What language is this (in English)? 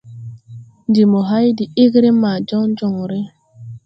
Tupuri